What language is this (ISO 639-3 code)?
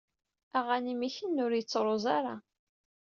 kab